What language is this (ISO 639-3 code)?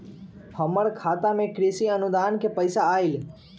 mag